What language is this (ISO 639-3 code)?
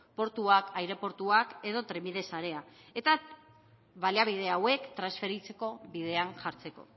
eus